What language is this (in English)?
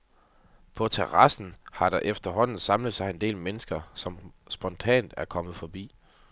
Danish